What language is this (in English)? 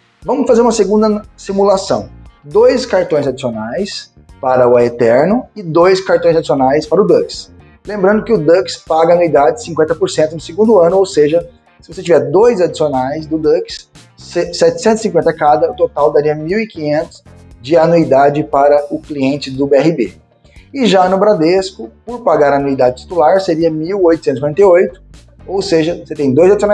Portuguese